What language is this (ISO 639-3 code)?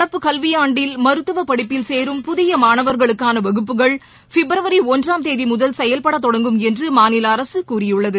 tam